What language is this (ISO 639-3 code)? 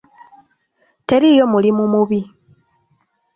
lug